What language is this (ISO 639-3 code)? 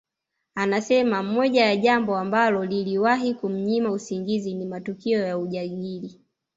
swa